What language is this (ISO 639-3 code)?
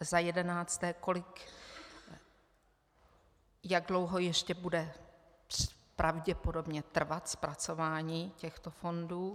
ces